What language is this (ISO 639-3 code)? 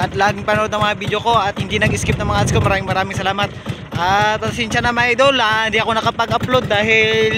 tha